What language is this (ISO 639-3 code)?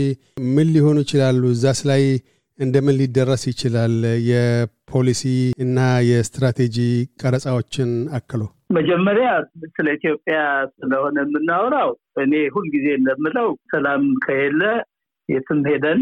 amh